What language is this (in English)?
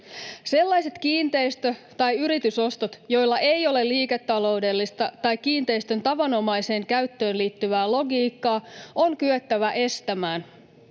Finnish